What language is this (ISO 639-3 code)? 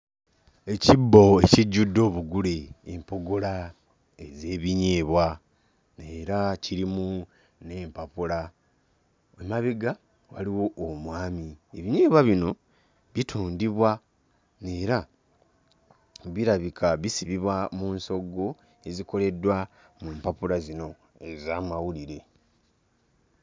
lug